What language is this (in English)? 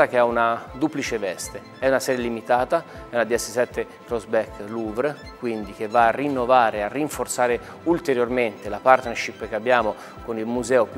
Italian